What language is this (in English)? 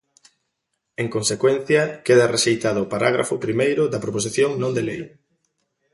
Galician